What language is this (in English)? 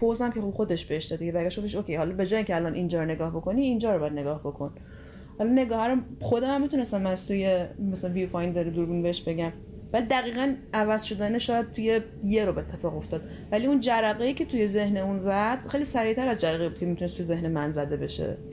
Persian